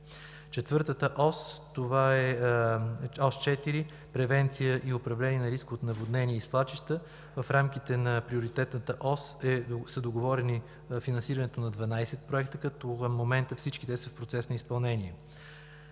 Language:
Bulgarian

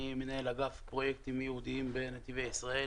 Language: Hebrew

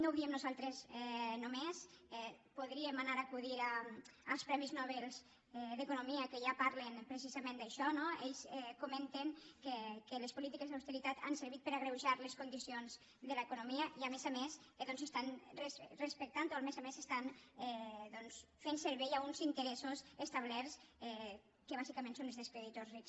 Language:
Catalan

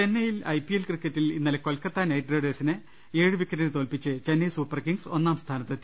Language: Malayalam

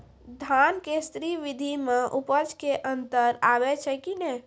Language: Maithili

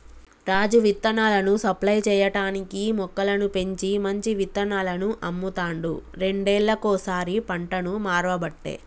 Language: Telugu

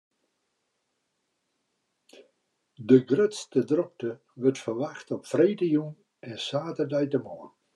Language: Western Frisian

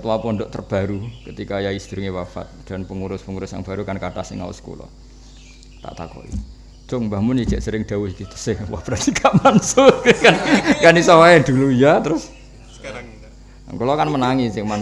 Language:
Indonesian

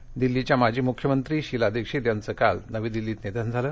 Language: Marathi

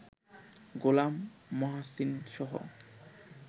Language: Bangla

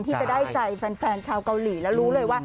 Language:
Thai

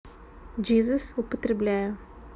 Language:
Russian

